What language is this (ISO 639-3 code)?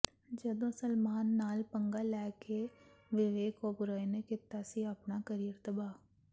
pan